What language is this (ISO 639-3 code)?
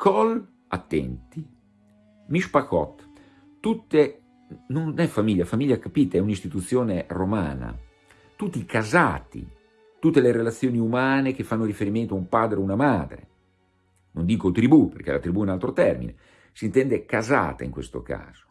ita